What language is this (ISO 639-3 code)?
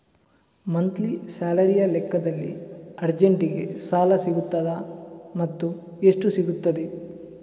kan